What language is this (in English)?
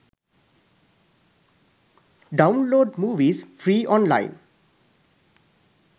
Sinhala